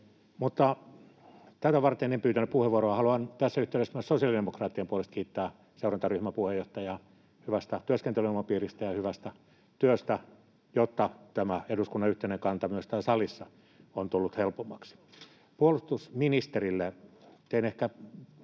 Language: Finnish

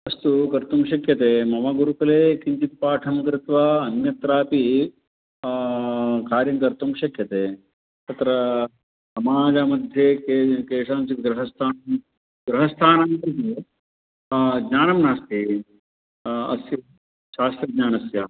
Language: Sanskrit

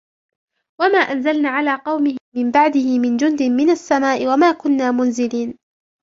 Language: Arabic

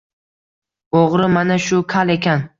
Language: Uzbek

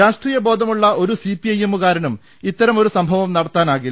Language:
Malayalam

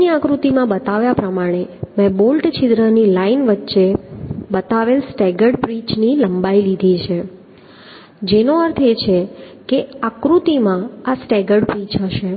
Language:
Gujarati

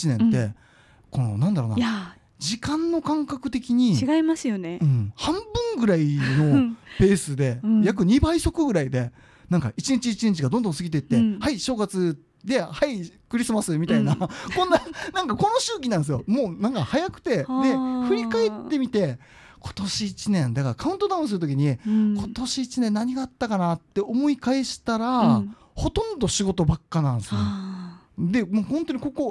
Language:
Japanese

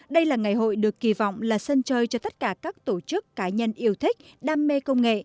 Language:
Vietnamese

